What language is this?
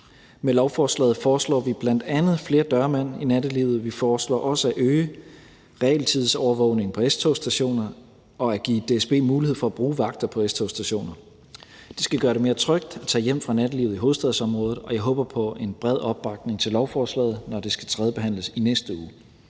Danish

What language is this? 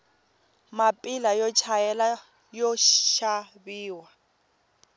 Tsonga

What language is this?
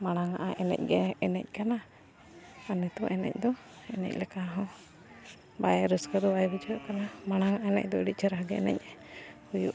Santali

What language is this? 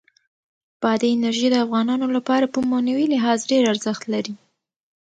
Pashto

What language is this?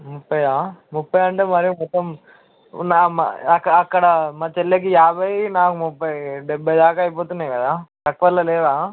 Telugu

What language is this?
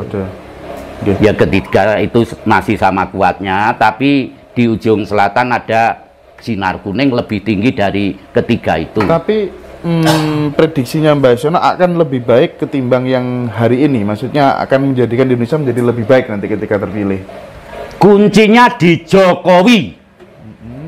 Indonesian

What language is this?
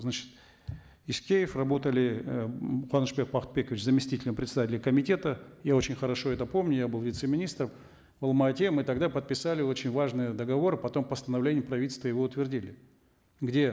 Kazakh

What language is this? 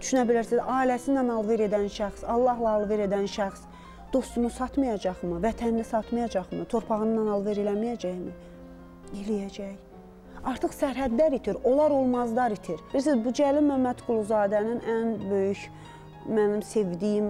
Turkish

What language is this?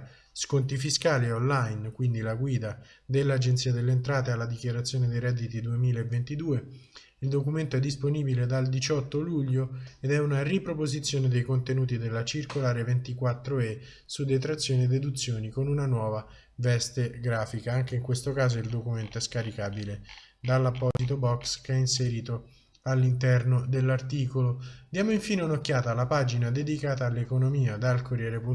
Italian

